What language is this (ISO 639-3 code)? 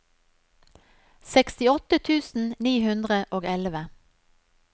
nor